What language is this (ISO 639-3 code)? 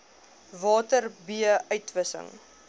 afr